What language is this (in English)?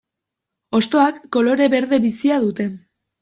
Basque